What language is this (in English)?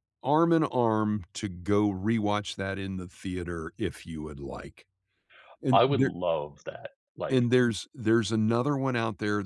English